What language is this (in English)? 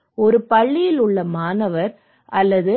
Tamil